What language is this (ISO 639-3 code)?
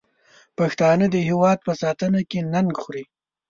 pus